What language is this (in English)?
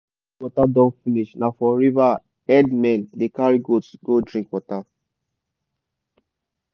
Nigerian Pidgin